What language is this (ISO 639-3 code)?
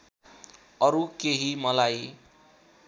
nep